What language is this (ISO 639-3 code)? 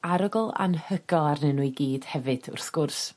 cym